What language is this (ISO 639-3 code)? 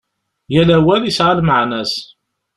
kab